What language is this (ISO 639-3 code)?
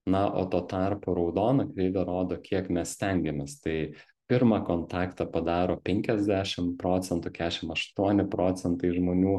lit